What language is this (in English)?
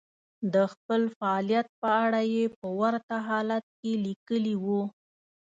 Pashto